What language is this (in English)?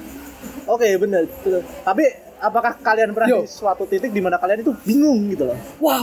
Indonesian